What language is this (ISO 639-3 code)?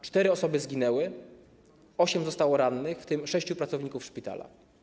pol